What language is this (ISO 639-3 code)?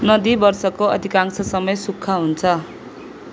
nep